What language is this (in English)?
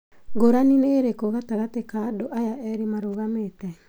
Kikuyu